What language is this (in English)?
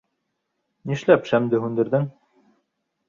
Bashkir